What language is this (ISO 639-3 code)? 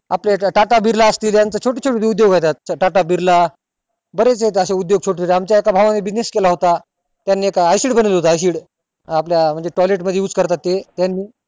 mar